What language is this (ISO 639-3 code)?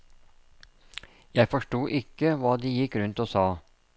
nor